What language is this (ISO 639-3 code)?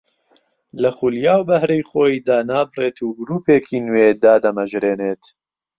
ckb